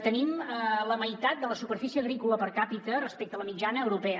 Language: Catalan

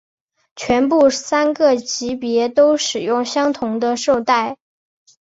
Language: Chinese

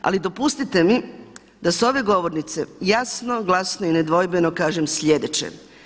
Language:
Croatian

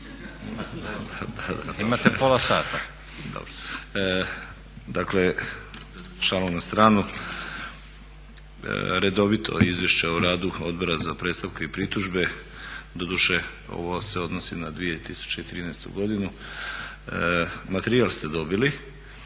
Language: Croatian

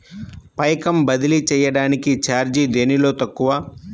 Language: Telugu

